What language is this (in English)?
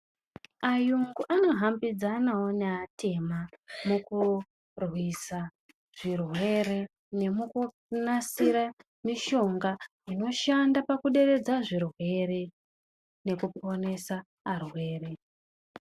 Ndau